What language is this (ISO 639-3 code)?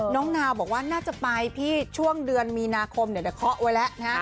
tha